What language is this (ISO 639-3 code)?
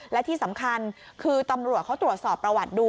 tha